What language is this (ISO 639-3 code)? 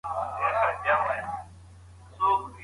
pus